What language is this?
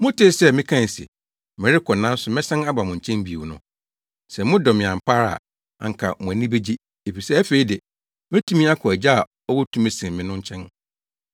Akan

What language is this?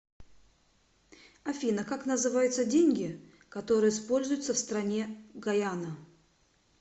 Russian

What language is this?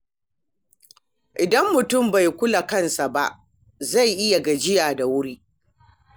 Hausa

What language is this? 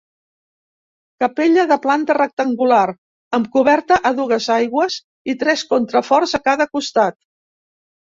Catalan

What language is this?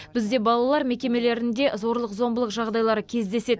Kazakh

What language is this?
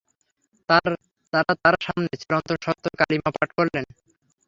Bangla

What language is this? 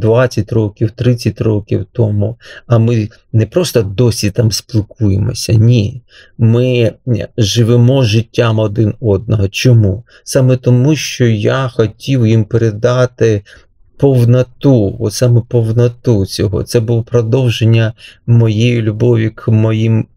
Ukrainian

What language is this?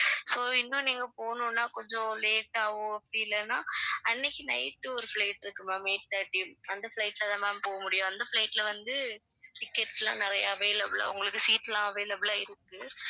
Tamil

